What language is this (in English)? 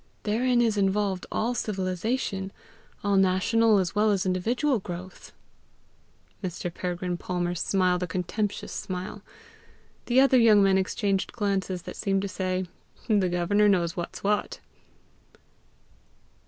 English